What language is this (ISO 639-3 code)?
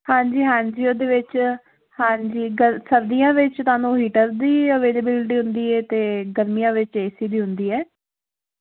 pan